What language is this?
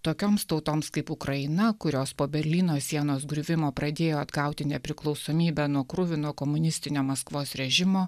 Lithuanian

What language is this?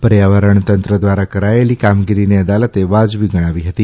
Gujarati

